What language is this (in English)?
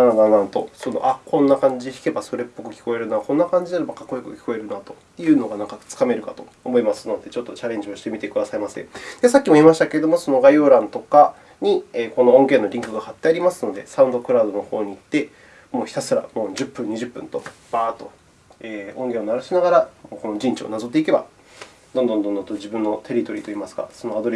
Japanese